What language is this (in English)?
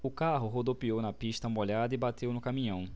Portuguese